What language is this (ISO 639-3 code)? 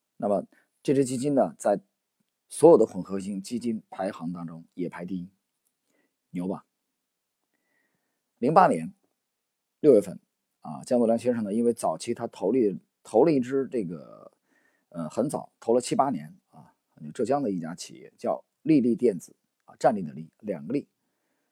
zho